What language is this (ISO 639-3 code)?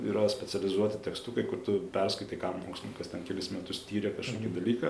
lit